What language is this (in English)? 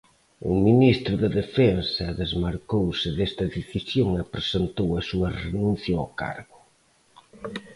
Galician